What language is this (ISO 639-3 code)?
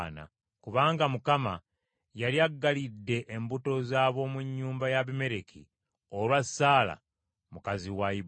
lug